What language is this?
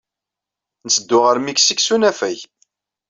Kabyle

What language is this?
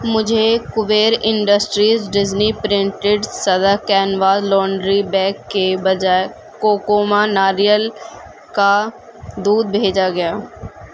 Urdu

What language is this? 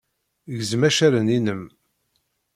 Kabyle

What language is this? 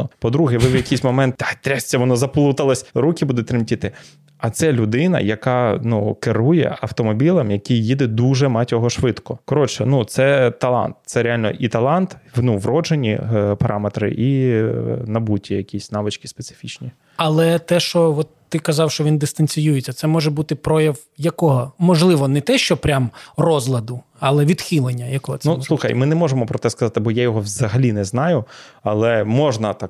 Ukrainian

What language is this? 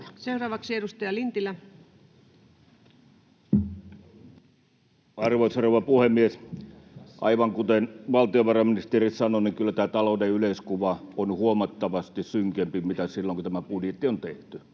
Finnish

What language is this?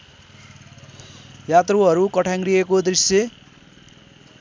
Nepali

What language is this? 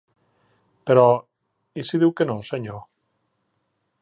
Catalan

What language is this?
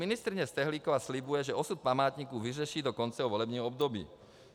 Czech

